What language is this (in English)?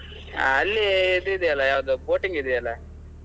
Kannada